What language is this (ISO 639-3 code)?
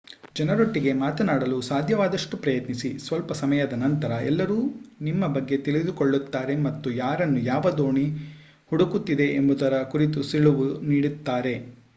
kan